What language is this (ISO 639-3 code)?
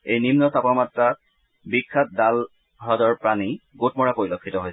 asm